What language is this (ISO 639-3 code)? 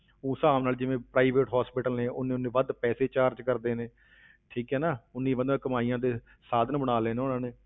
pan